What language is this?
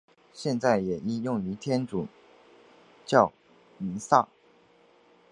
Chinese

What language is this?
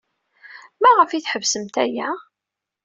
Kabyle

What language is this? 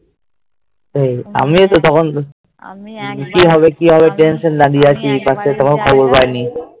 Bangla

